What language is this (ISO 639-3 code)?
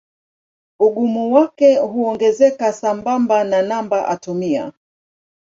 swa